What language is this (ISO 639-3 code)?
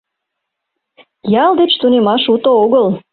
chm